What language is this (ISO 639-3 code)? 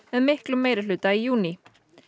isl